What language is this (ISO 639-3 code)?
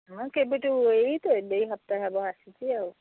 ori